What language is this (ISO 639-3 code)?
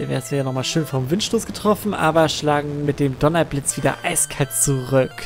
deu